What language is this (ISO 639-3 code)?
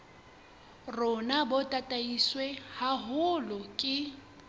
sot